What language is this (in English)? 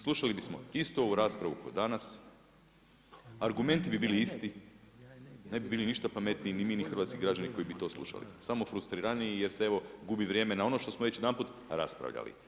Croatian